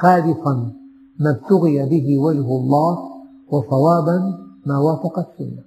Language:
Arabic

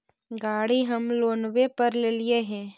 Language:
Magahi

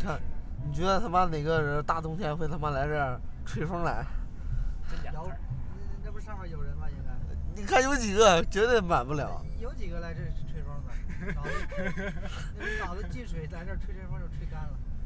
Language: Chinese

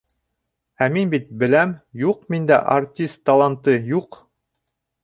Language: Bashkir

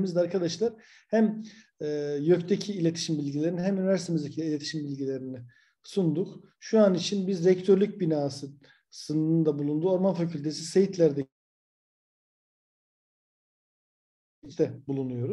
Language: Turkish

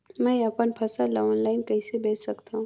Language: Chhattisgarhi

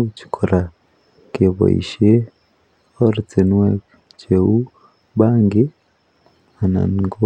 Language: Kalenjin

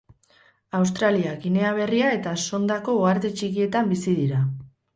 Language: Basque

